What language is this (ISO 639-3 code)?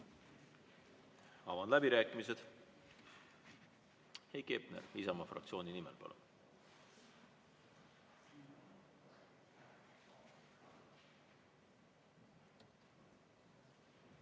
est